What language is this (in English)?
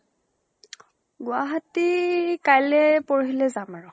Assamese